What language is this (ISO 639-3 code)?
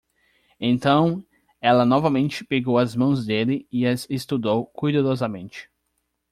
por